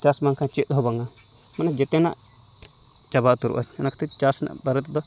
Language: Santali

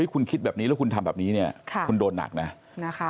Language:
Thai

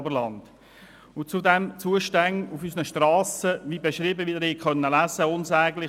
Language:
Swiss German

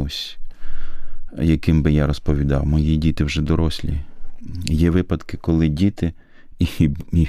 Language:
Ukrainian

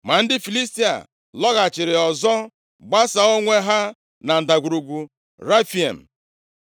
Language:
Igbo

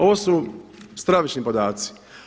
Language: Croatian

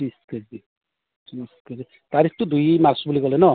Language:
Assamese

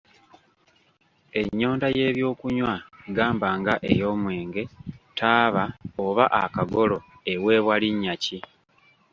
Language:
Ganda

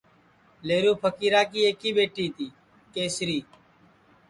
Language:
Sansi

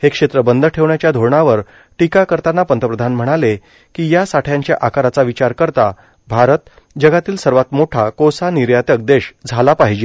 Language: Marathi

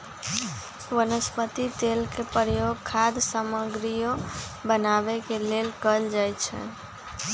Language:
Magahi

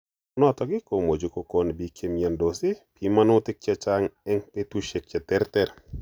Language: Kalenjin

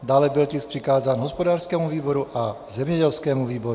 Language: Czech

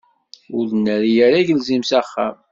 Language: Kabyle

